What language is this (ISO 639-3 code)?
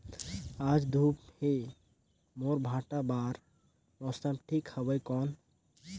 hne